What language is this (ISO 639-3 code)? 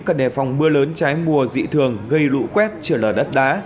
vie